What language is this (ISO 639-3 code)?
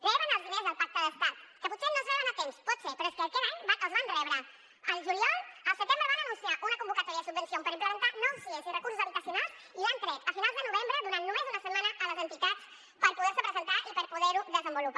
cat